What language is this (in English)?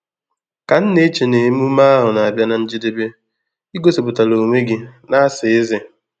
Igbo